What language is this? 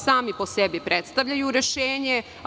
Serbian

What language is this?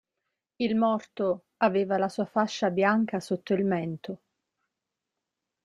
Italian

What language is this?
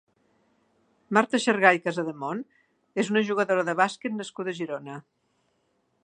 Catalan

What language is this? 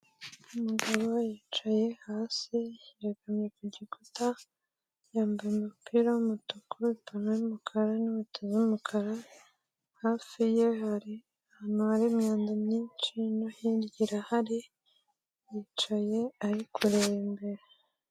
Kinyarwanda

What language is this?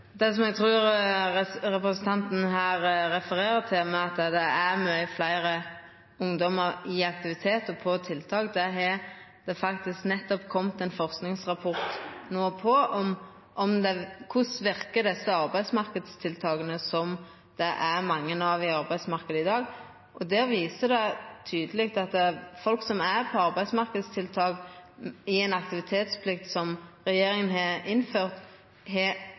Norwegian Nynorsk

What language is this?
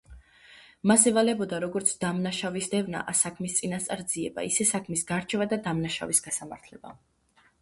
Georgian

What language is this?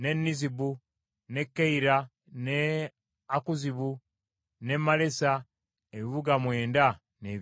Ganda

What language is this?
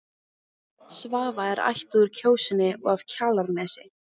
Icelandic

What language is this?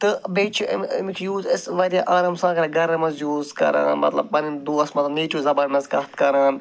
Kashmiri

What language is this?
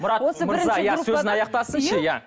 Kazakh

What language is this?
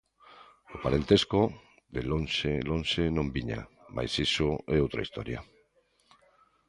Galician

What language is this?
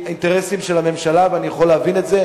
Hebrew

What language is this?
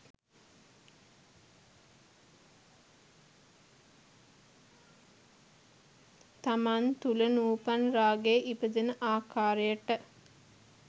Sinhala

